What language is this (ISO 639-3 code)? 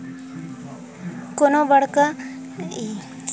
hne